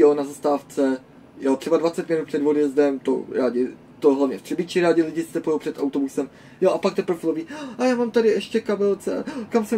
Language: Czech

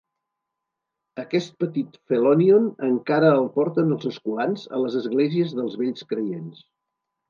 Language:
Catalan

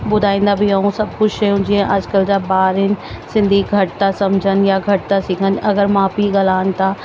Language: Sindhi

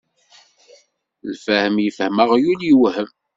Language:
Kabyle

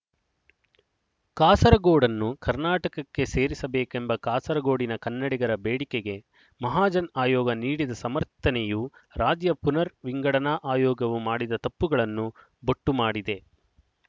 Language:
Kannada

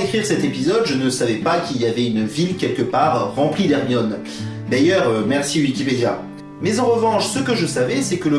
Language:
French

